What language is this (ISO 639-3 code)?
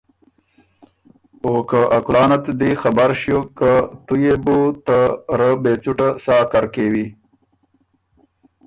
oru